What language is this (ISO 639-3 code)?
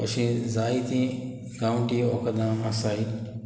kok